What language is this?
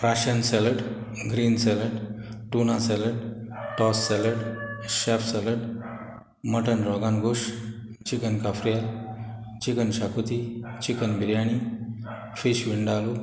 Konkani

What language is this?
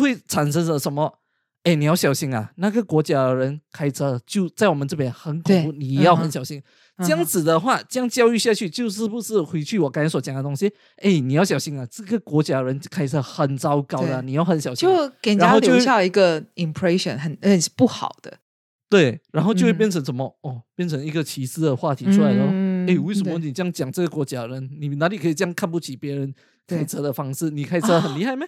Chinese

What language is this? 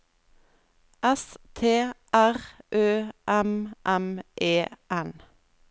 Norwegian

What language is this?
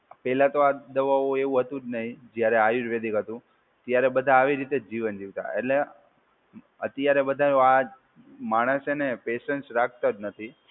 Gujarati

